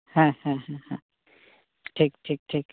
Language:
Santali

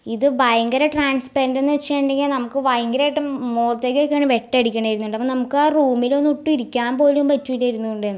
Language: Malayalam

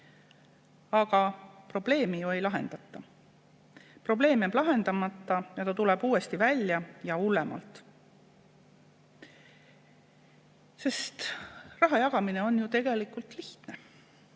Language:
Estonian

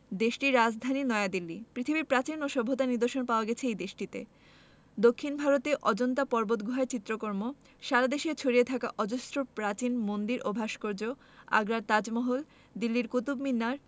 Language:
Bangla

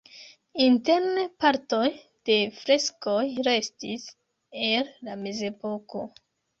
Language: Esperanto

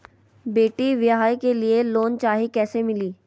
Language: Magahi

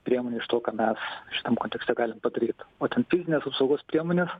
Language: Lithuanian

